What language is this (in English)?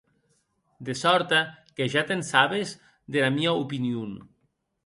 Occitan